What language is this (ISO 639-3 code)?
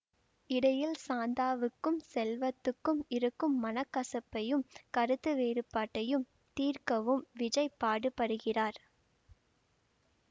tam